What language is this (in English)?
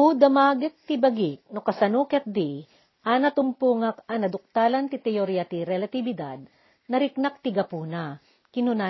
Filipino